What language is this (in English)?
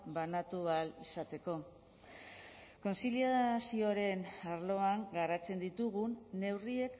Basque